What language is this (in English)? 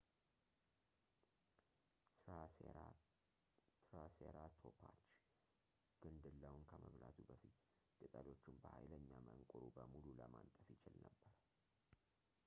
Amharic